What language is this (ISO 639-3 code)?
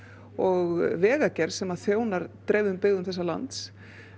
isl